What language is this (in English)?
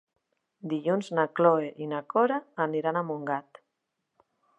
Catalan